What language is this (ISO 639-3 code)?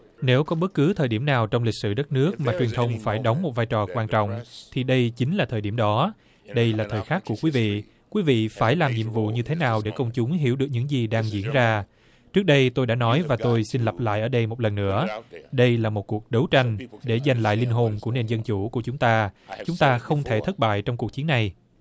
vie